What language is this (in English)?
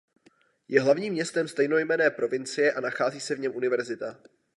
Czech